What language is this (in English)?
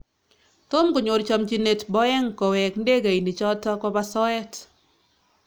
Kalenjin